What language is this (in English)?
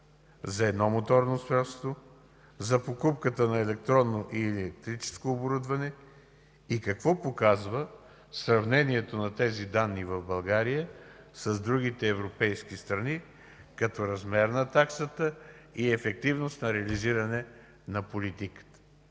Bulgarian